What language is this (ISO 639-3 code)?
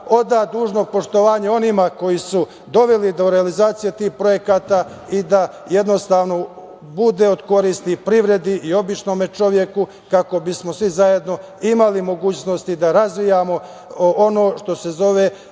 srp